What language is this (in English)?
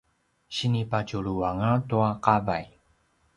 Paiwan